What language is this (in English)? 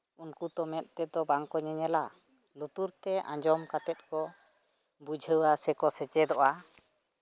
Santali